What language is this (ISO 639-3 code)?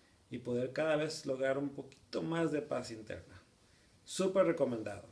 spa